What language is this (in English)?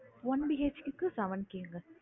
Tamil